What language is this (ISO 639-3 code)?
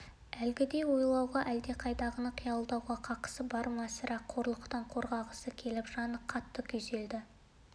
kaz